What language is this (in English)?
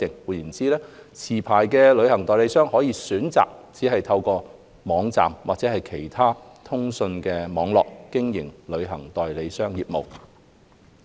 Cantonese